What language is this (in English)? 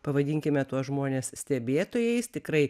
Lithuanian